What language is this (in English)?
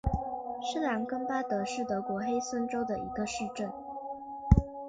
Chinese